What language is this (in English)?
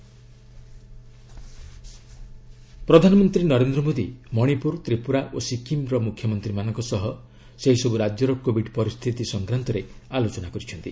Odia